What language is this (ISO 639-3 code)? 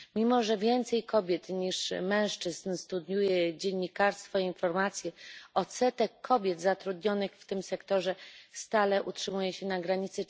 pol